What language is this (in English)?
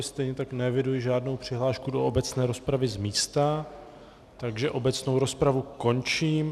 Czech